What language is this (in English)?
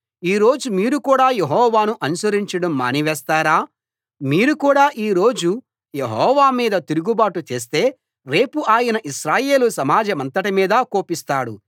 Telugu